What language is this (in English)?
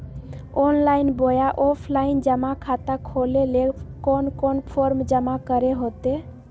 Magahi